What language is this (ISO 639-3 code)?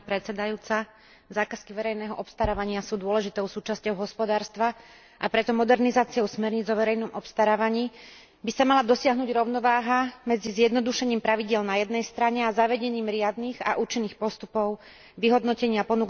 slk